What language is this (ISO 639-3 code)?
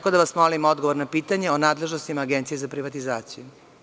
srp